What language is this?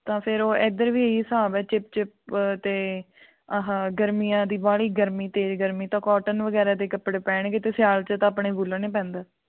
Punjabi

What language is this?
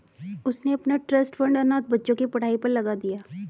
Hindi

